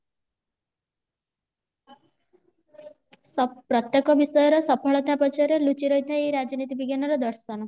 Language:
Odia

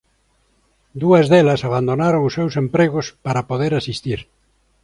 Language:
Galician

